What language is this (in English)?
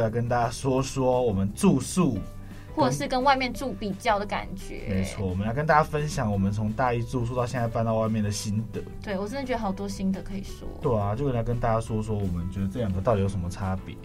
Chinese